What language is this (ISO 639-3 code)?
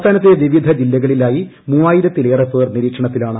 mal